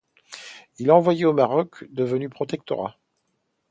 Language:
French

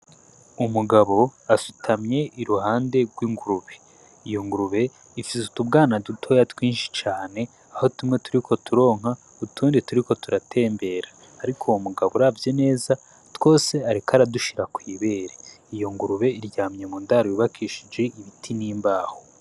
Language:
Rundi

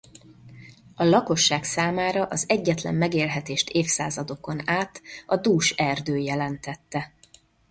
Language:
Hungarian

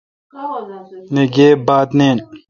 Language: Kalkoti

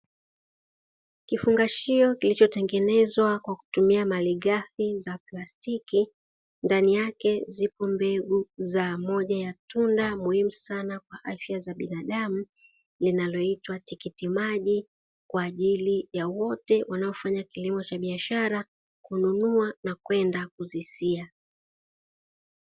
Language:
Swahili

